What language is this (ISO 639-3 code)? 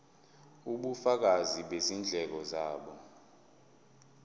zul